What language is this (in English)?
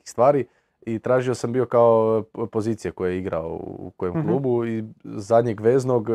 Croatian